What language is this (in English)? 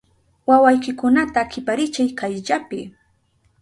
Southern Pastaza Quechua